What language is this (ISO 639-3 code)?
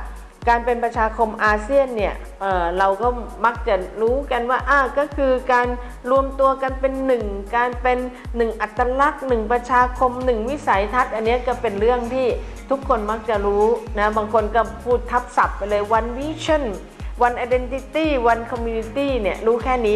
tha